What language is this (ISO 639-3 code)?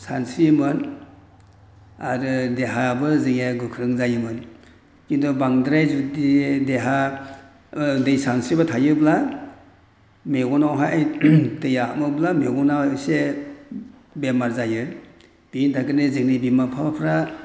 brx